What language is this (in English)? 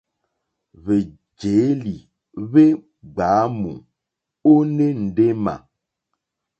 Mokpwe